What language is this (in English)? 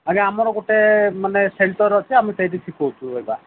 Odia